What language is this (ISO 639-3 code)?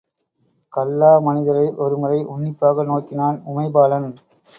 tam